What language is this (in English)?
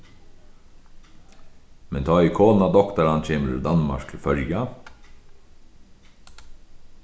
Faroese